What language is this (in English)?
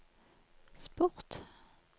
Norwegian